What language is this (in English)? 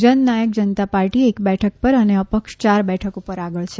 Gujarati